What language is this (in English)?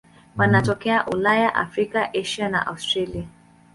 Swahili